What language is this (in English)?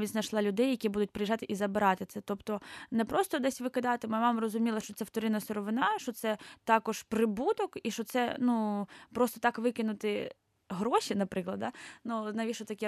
Ukrainian